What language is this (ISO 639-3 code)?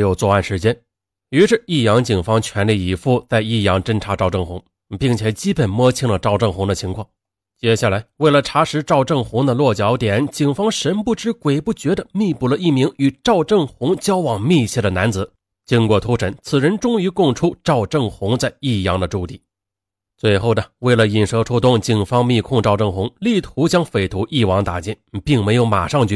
zho